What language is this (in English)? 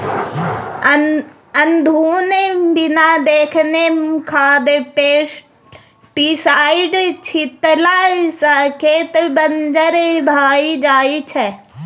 Maithili